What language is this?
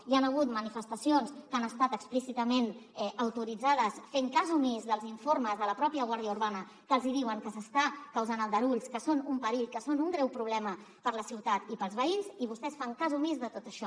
Catalan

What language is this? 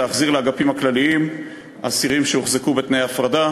Hebrew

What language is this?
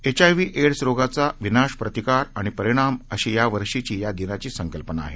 Marathi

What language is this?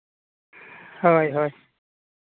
Santali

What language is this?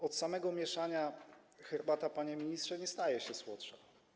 Polish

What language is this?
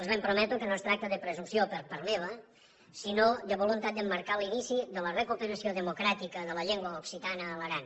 Catalan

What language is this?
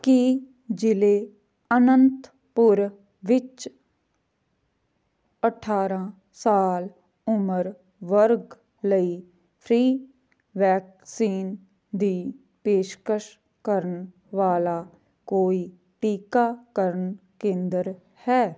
Punjabi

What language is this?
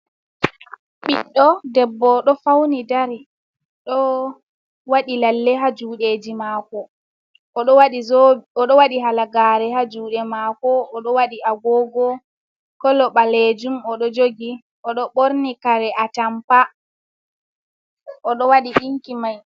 Fula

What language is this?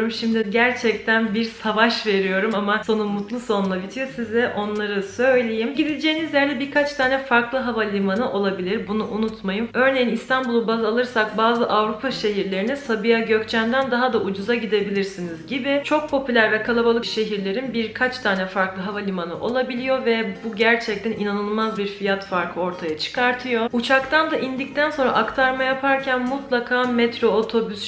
Turkish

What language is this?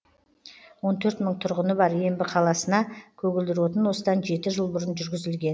Kazakh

